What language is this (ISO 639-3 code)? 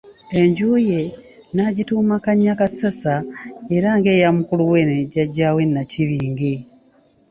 lug